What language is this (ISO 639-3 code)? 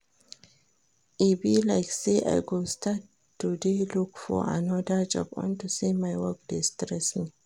pcm